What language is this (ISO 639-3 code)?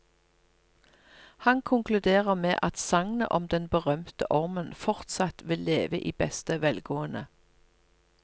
nor